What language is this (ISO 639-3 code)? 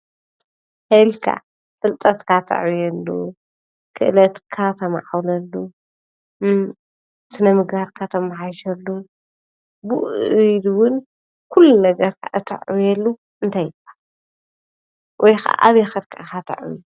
tir